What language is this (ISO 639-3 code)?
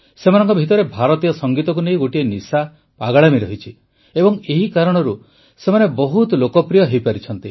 ori